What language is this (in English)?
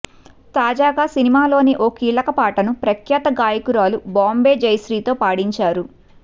Telugu